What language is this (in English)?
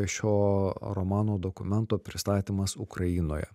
Lithuanian